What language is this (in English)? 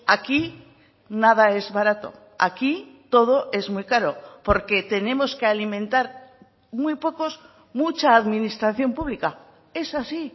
Spanish